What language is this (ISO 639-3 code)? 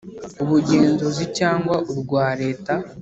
kin